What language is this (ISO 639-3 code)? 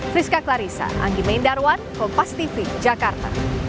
ind